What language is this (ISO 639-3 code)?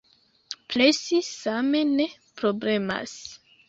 epo